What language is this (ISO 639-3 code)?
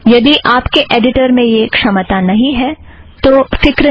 hin